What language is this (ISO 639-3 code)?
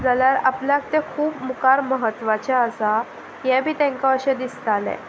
kok